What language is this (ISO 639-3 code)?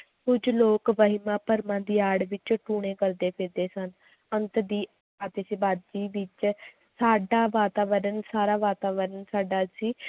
pan